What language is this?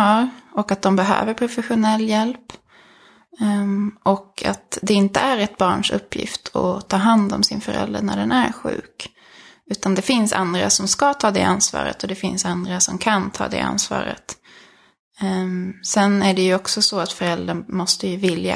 Swedish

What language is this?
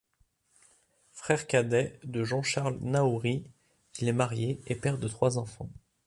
French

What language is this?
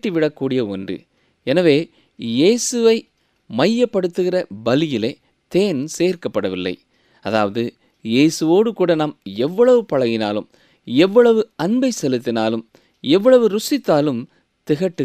Tamil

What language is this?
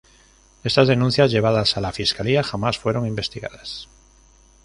Spanish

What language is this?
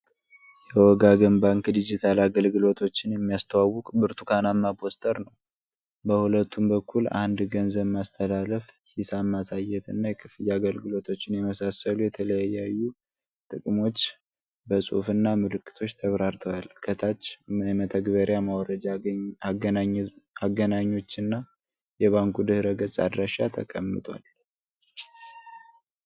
Amharic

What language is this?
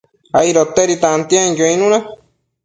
Matsés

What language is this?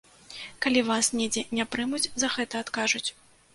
Belarusian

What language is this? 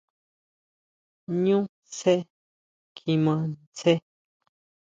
Huautla Mazatec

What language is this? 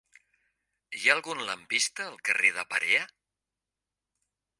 Catalan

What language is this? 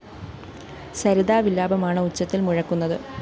Malayalam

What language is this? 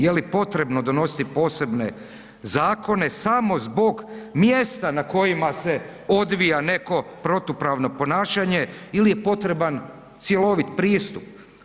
Croatian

